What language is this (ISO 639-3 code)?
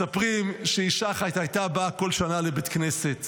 heb